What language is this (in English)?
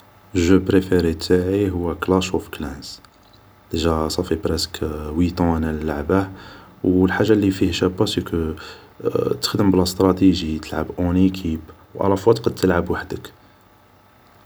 Algerian Arabic